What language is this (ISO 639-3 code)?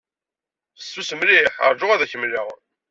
kab